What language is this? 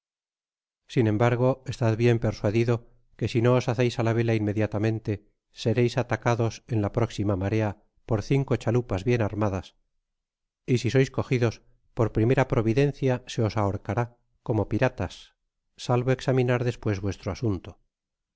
Spanish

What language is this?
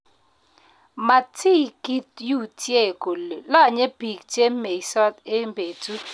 Kalenjin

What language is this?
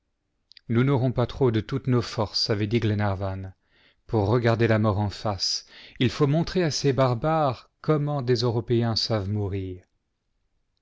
French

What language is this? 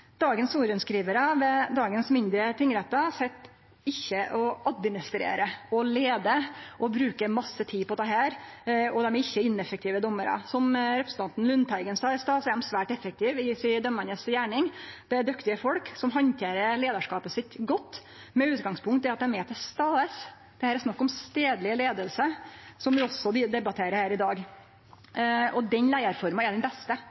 Norwegian Nynorsk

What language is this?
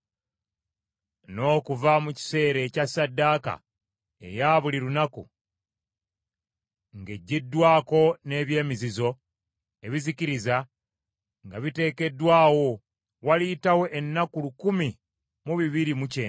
Ganda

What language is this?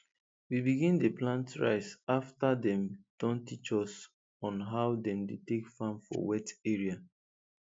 Nigerian Pidgin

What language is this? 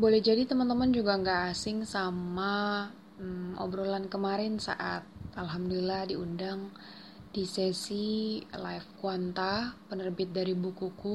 Indonesian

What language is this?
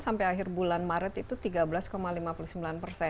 Indonesian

